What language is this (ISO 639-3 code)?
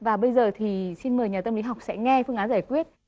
vie